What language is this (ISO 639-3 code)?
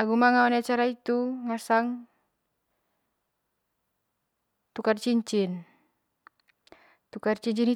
mqy